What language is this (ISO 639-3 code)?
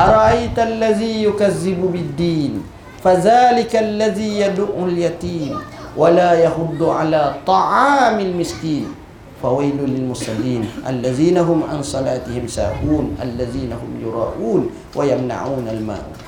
msa